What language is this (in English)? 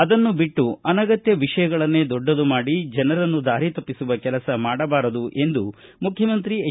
Kannada